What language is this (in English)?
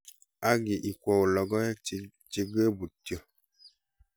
Kalenjin